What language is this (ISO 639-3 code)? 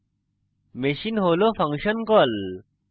ben